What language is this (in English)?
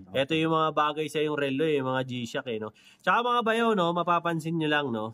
Filipino